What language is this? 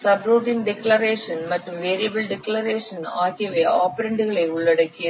Tamil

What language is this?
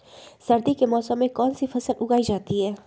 Magahi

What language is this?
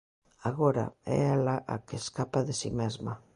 Galician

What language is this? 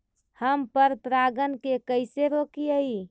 Magahi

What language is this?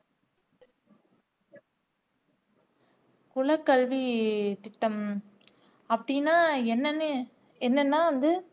Tamil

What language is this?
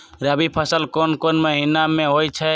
Magahi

